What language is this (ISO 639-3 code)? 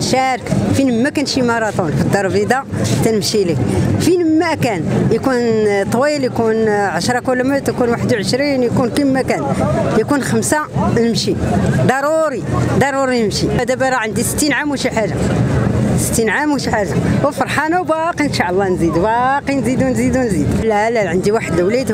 ara